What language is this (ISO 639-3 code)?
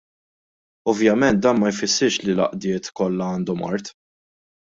mlt